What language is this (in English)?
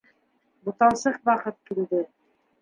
Bashkir